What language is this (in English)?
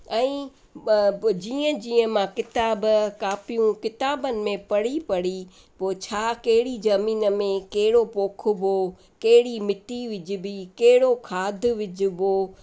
Sindhi